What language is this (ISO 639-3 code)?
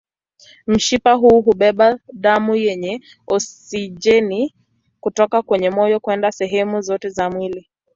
swa